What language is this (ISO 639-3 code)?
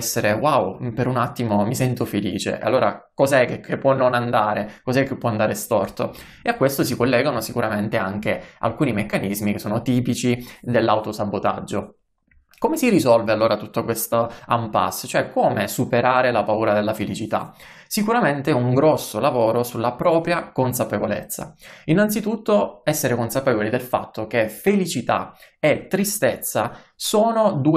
ita